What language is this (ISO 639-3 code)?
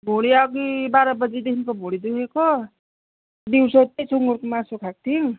nep